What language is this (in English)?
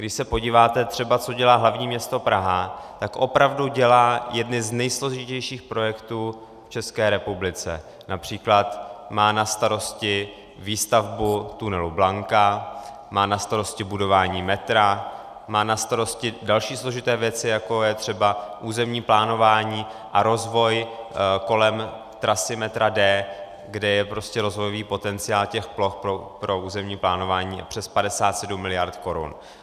Czech